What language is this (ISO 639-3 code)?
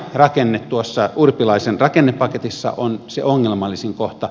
fin